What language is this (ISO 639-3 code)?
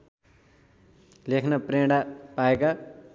nep